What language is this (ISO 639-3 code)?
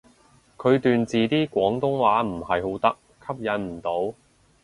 yue